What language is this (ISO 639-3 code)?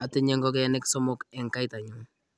kln